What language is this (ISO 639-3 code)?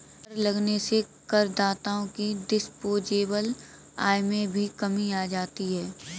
hin